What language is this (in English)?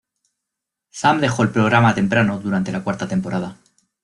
Spanish